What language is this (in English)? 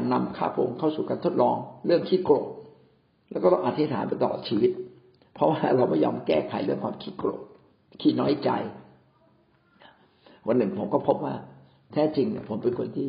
Thai